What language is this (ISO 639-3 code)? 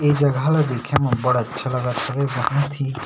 hne